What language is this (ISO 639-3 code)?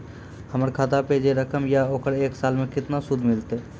mai